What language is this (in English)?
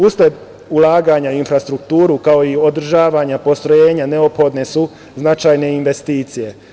Serbian